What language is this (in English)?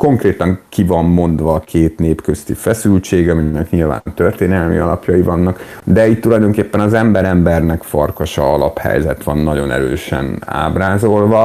Hungarian